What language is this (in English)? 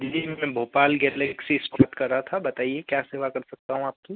Hindi